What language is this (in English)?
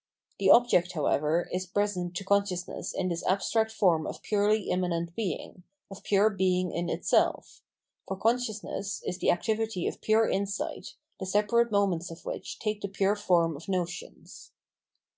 English